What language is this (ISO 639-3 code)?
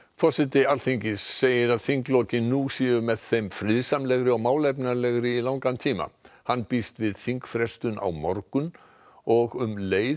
isl